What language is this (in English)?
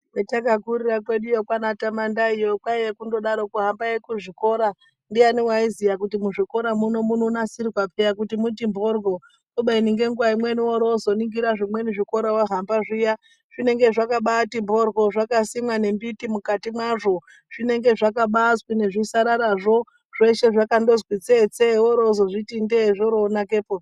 Ndau